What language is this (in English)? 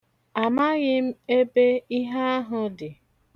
Igbo